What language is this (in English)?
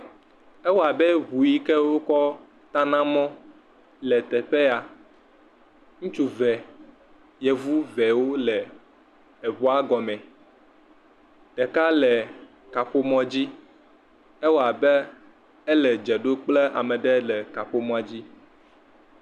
Ewe